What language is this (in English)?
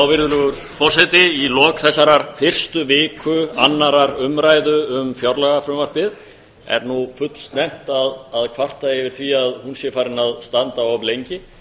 Icelandic